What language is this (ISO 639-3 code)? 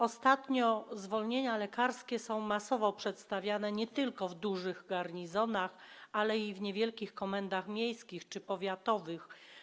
pol